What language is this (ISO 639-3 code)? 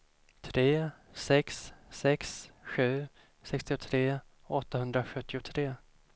swe